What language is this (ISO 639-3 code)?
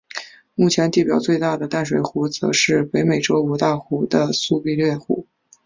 zho